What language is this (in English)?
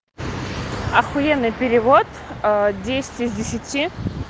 Russian